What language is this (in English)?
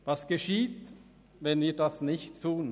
Swiss German